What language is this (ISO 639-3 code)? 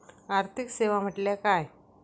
mar